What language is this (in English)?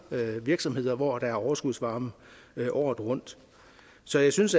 Danish